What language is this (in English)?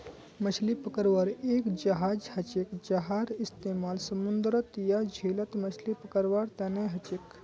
Magahi